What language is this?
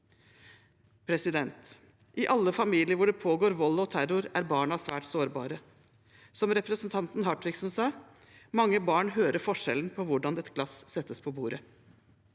Norwegian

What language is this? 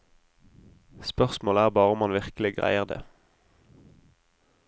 Norwegian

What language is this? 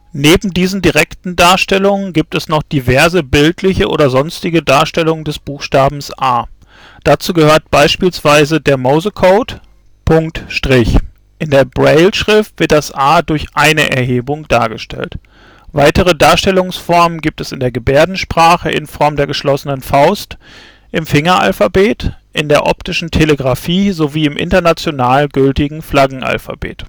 German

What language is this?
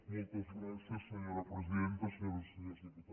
Catalan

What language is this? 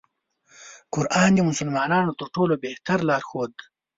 Pashto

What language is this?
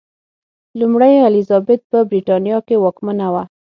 Pashto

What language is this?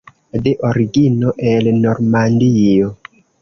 Esperanto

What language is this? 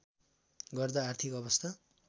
Nepali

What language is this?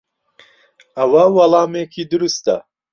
Central Kurdish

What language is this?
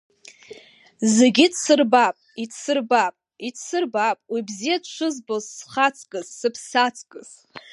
Abkhazian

